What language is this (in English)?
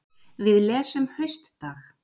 Icelandic